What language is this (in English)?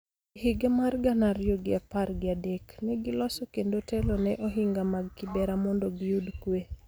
Luo (Kenya and Tanzania)